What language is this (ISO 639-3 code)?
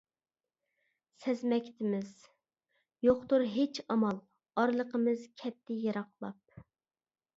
uig